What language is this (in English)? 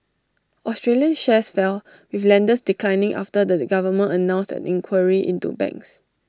English